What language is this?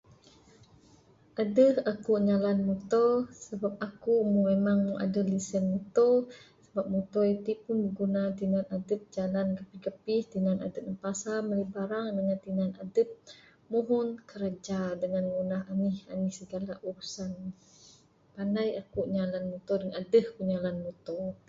Bukar-Sadung Bidayuh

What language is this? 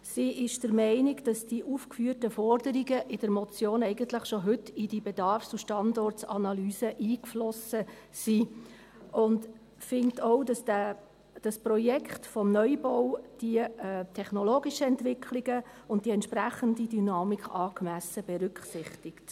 Swiss German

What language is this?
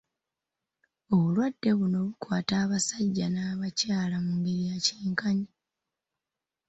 Ganda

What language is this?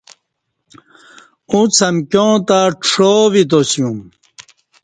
Kati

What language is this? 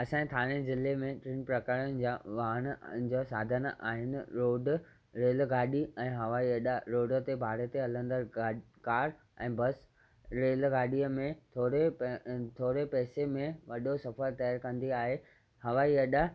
Sindhi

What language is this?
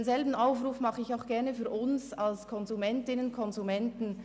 Swiss German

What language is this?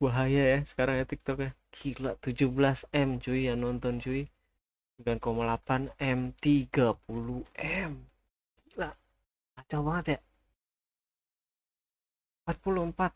Indonesian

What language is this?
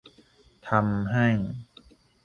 Thai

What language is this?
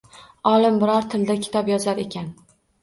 Uzbek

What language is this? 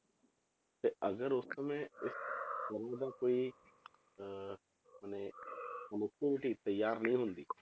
Punjabi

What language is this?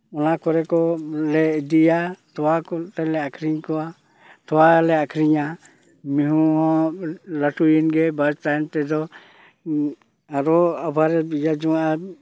Santali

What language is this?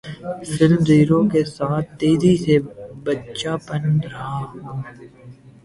Urdu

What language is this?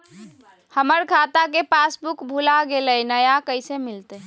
Magahi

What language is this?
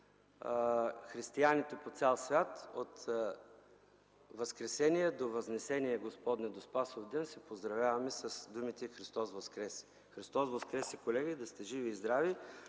Bulgarian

